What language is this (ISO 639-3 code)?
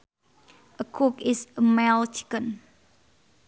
sun